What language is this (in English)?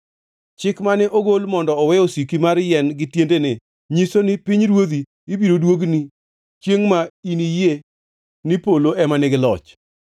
Luo (Kenya and Tanzania)